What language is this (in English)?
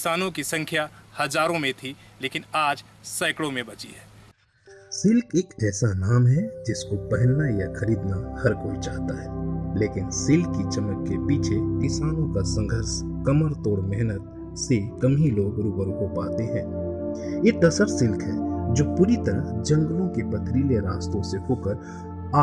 Hindi